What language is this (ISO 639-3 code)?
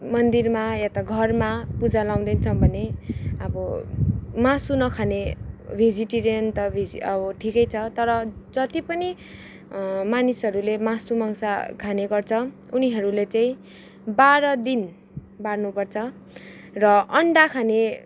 nep